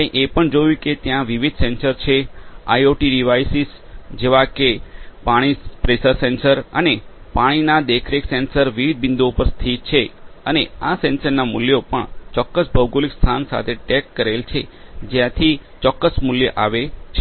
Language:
Gujarati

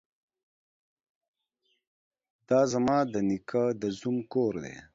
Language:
Pashto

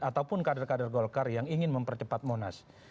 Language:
Indonesian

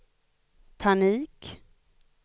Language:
Swedish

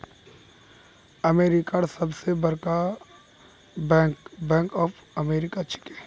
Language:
Magahi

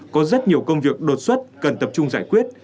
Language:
Vietnamese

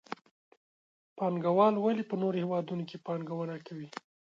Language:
Pashto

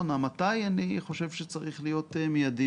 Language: Hebrew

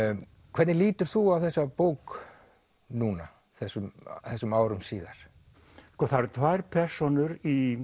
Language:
Icelandic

